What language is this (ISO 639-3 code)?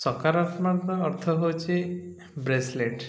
ori